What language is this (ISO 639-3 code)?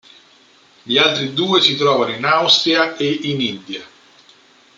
ita